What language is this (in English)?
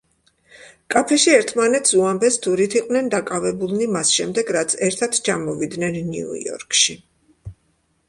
Georgian